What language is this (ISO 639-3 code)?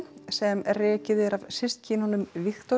isl